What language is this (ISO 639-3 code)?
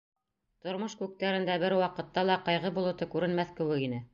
bak